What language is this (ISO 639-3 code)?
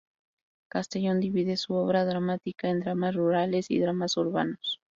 spa